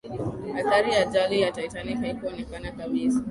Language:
Swahili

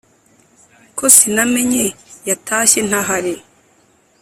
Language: Kinyarwanda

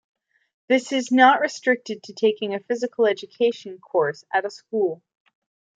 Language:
English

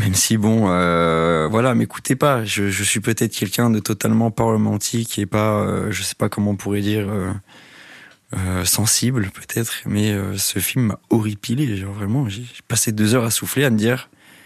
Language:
French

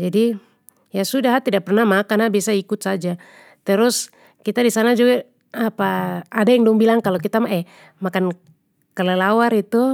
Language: Papuan Malay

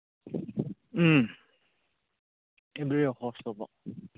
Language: Manipuri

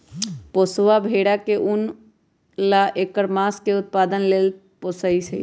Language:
Magahi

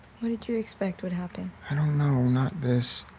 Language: English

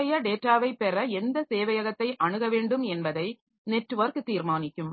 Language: Tamil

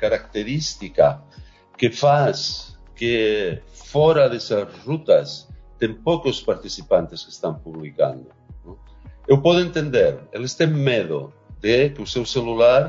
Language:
Portuguese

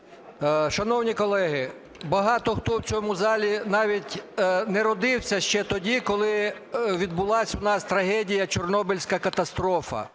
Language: Ukrainian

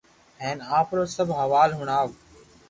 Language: Loarki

